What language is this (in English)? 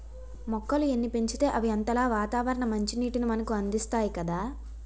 Telugu